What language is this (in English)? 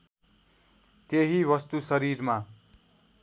Nepali